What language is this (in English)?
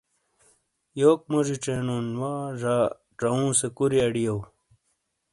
Shina